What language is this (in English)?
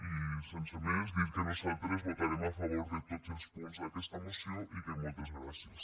Catalan